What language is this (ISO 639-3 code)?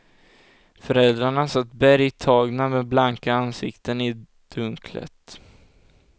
swe